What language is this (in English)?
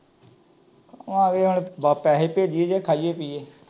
Punjabi